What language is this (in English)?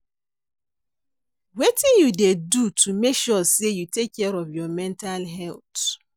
Nigerian Pidgin